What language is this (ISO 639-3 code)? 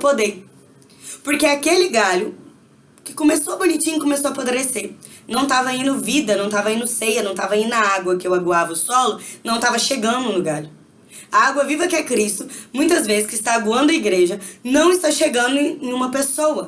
por